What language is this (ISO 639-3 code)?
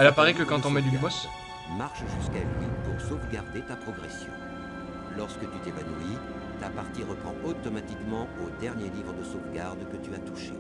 fra